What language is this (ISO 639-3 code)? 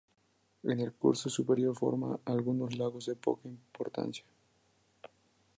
spa